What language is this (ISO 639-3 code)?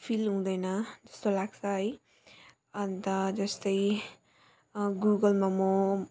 nep